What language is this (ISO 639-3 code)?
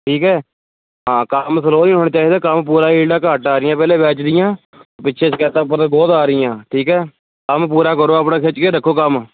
pan